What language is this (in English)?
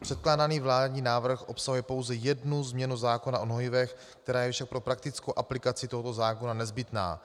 Czech